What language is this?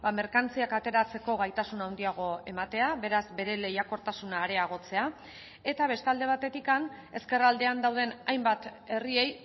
Basque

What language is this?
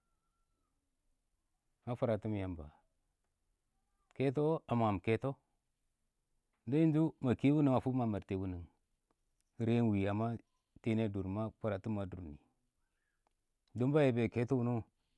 Awak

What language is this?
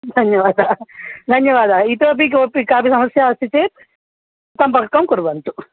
Sanskrit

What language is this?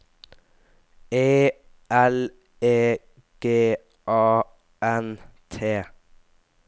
Norwegian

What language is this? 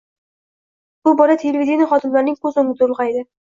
Uzbek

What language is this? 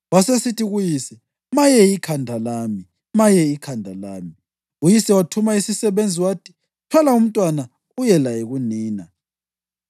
North Ndebele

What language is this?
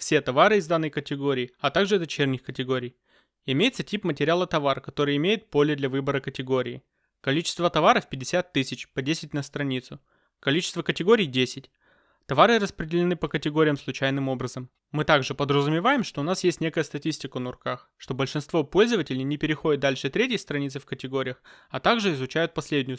Russian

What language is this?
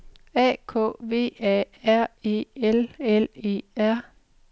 Danish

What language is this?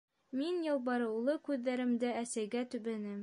Bashkir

